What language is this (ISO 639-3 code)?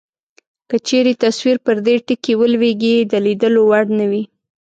pus